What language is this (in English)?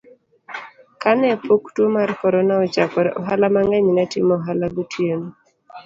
Luo (Kenya and Tanzania)